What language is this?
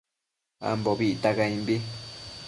Matsés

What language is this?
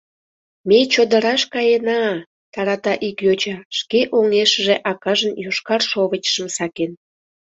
Mari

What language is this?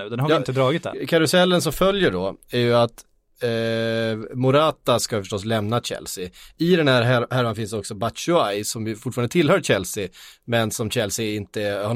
Swedish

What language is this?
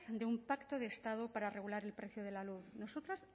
Spanish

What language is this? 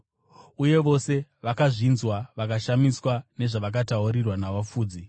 Shona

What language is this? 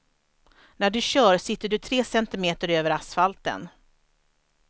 Swedish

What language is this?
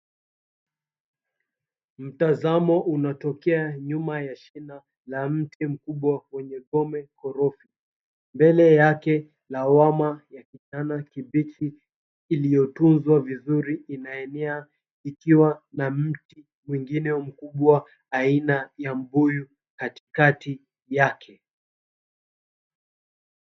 Swahili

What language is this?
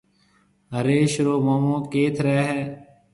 Marwari (Pakistan)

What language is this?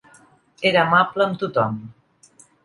Catalan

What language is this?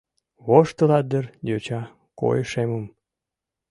Mari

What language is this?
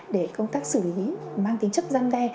Vietnamese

